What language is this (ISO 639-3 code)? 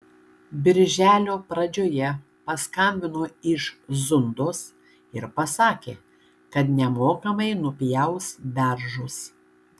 lit